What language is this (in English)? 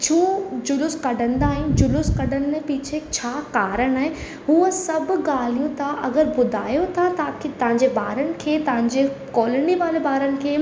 Sindhi